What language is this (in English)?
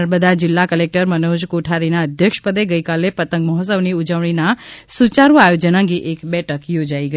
Gujarati